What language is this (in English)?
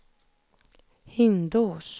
Swedish